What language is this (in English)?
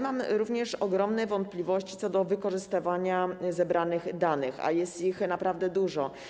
Polish